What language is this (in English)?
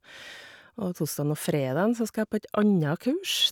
Norwegian